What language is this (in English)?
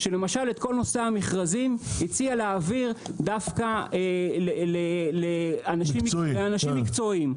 Hebrew